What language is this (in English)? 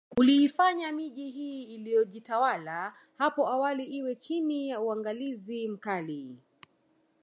Swahili